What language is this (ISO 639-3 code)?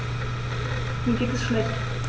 deu